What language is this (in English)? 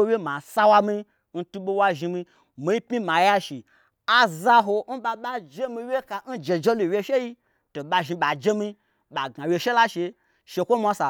Gbagyi